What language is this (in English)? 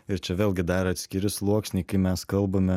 Lithuanian